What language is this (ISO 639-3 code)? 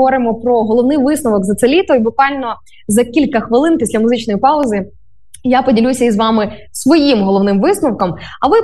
ukr